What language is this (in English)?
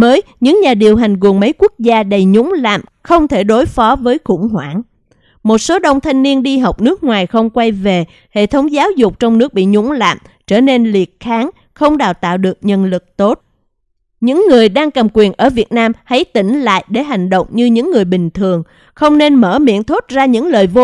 Vietnamese